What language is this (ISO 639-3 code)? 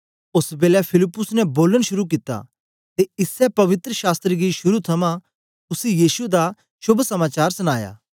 doi